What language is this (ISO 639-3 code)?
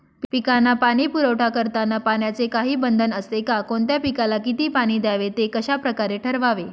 mar